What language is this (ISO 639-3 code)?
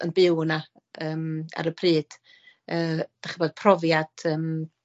cym